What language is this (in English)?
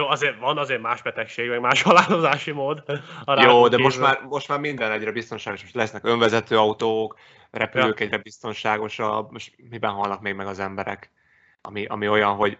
Hungarian